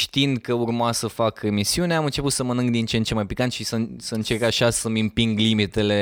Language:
Romanian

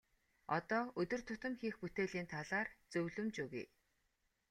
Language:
Mongolian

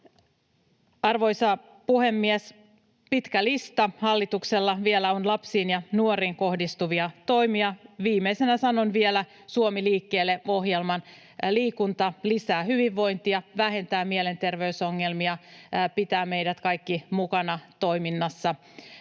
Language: Finnish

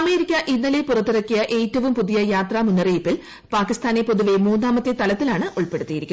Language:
Malayalam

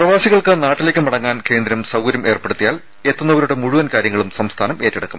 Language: Malayalam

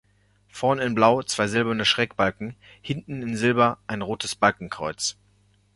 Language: German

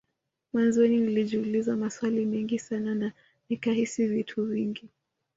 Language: Swahili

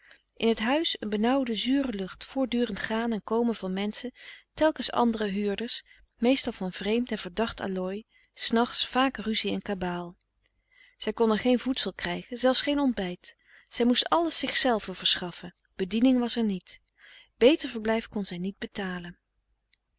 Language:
Dutch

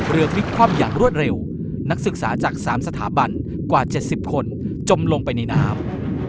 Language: Thai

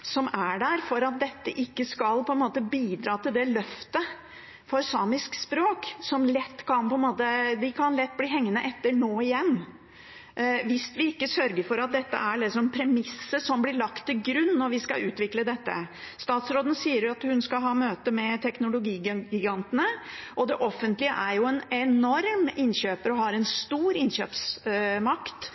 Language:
Norwegian Bokmål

